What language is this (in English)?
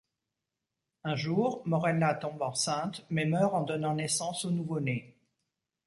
French